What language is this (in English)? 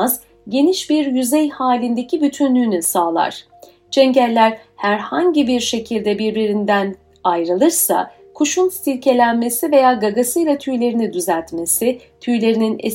Turkish